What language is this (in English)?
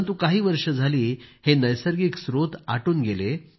Marathi